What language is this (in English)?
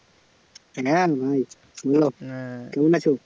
Bangla